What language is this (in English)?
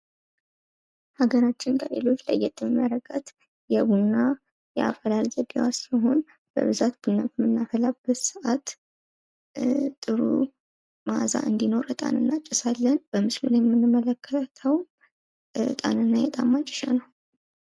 Amharic